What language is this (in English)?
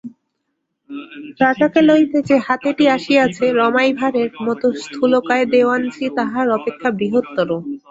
Bangla